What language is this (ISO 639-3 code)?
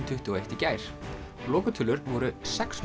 isl